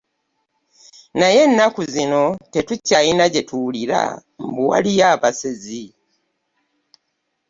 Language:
Ganda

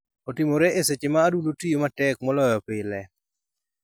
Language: Luo (Kenya and Tanzania)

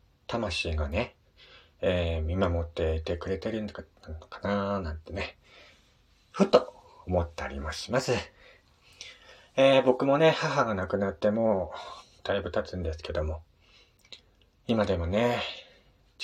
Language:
Japanese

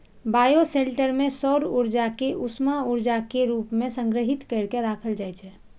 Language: Maithili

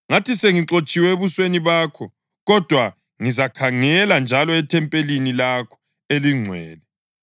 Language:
North Ndebele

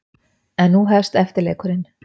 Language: Icelandic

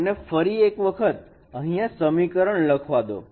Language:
Gujarati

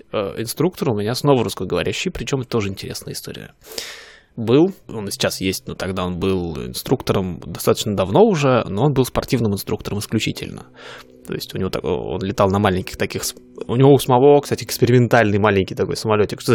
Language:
Russian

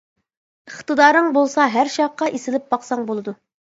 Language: Uyghur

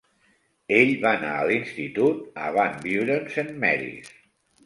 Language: Catalan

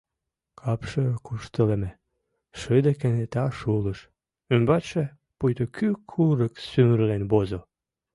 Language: Mari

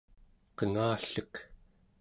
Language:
Central Yupik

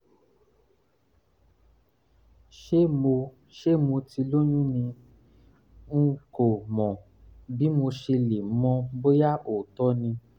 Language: Yoruba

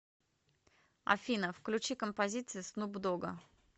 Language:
Russian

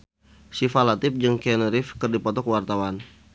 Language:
Sundanese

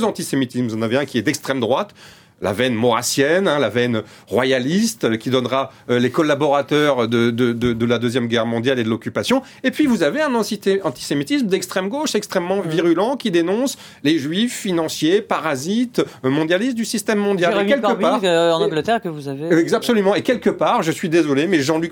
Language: French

